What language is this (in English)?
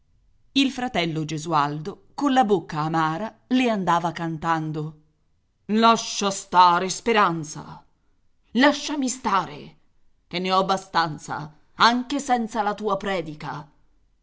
Italian